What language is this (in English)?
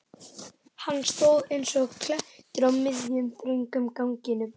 Icelandic